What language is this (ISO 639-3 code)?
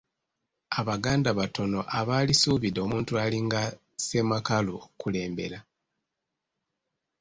lug